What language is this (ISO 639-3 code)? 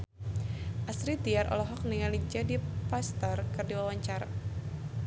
sun